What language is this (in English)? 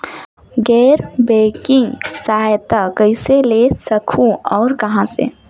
Chhattisgarhi